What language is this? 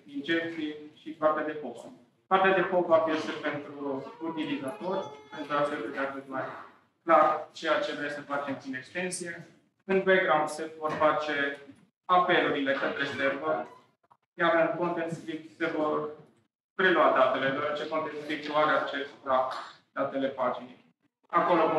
Romanian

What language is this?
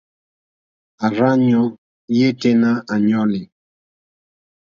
Mokpwe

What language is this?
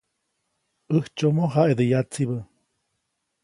Copainalá Zoque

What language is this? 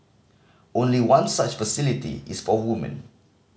English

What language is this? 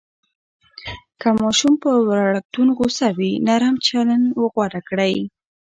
Pashto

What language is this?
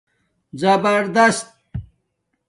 Domaaki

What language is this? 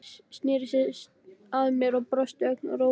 Icelandic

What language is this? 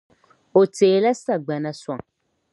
Dagbani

